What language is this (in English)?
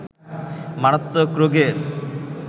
Bangla